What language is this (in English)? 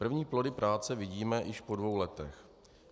Czech